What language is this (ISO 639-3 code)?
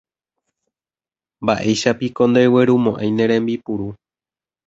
grn